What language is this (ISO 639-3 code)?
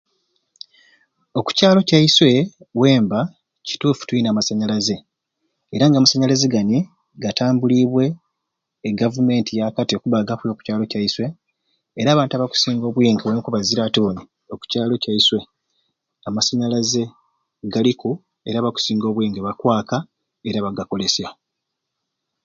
ruc